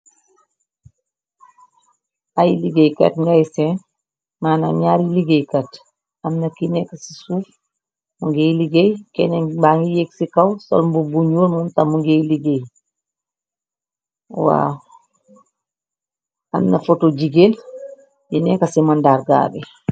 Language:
Wolof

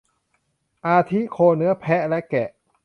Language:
Thai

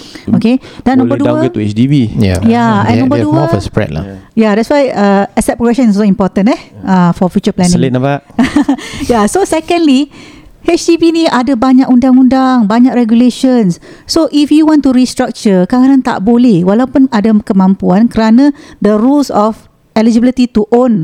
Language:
Malay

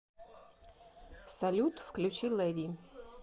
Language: Russian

